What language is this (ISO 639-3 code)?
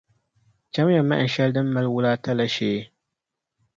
dag